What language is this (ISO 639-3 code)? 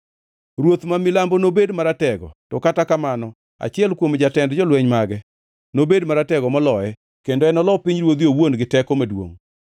luo